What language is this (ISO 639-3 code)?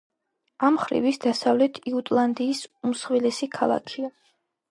kat